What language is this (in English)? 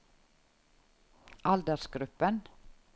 Norwegian